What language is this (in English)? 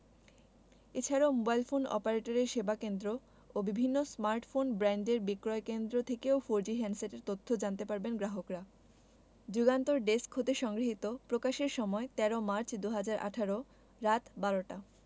Bangla